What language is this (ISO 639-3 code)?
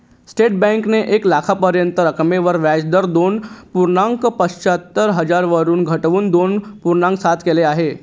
mar